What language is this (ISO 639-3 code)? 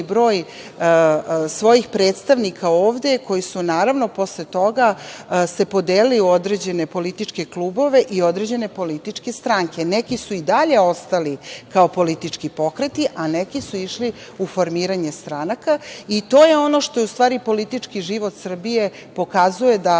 srp